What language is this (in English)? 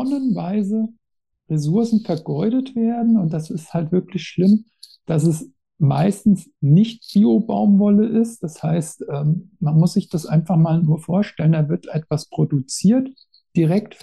German